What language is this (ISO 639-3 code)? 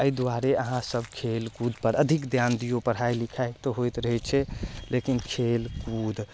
mai